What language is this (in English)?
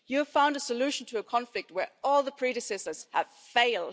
English